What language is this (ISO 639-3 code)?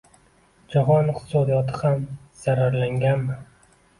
uzb